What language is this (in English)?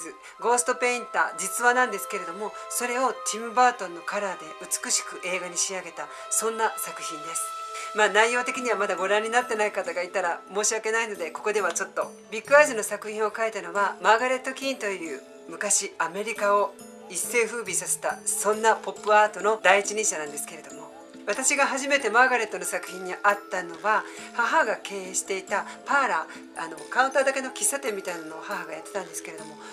Japanese